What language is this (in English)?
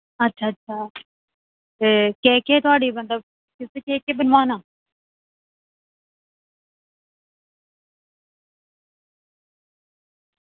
Dogri